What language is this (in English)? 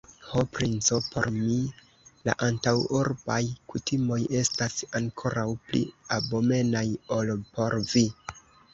Esperanto